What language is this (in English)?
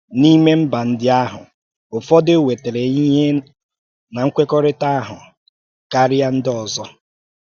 Igbo